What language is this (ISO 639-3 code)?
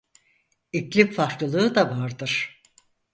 tur